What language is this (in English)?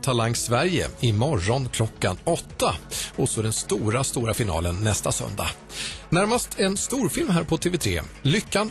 Swedish